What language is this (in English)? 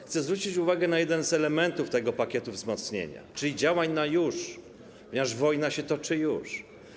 Polish